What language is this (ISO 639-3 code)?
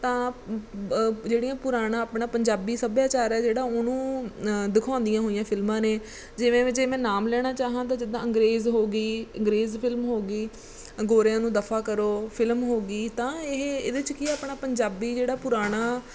pan